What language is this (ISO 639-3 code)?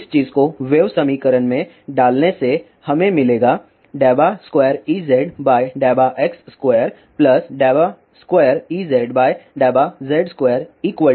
hin